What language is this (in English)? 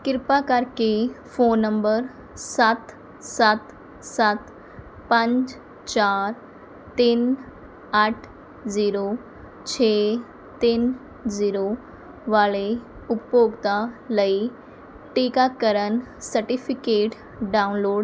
Punjabi